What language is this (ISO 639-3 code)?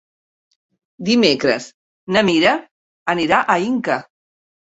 cat